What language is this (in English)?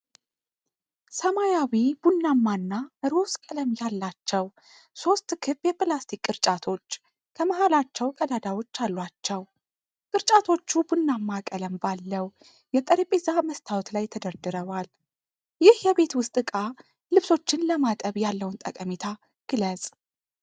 Amharic